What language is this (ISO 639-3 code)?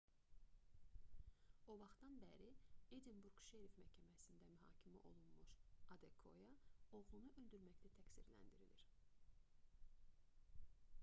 aze